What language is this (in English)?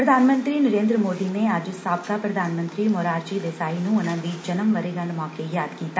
Punjabi